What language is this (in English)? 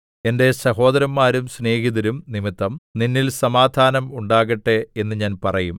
Malayalam